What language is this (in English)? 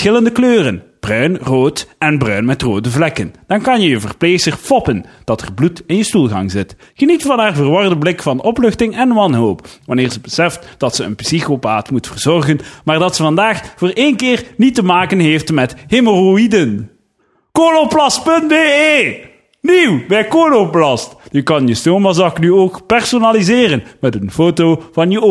Dutch